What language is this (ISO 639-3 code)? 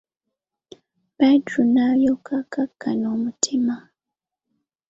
lug